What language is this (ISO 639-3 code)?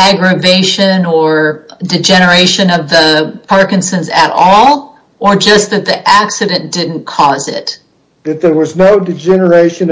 eng